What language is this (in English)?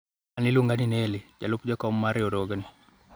Luo (Kenya and Tanzania)